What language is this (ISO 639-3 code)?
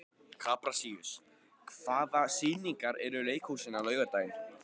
isl